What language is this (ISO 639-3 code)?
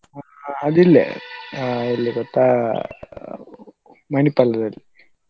kan